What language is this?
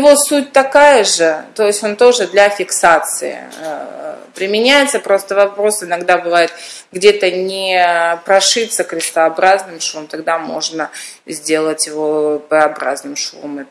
Russian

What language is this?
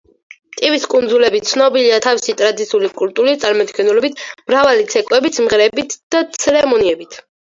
Georgian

